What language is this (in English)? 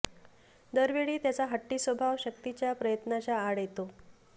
Marathi